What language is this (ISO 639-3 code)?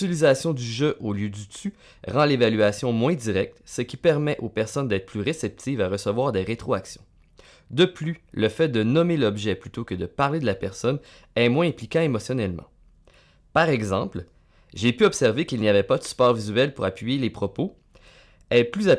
fra